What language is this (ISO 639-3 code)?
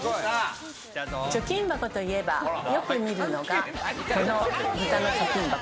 jpn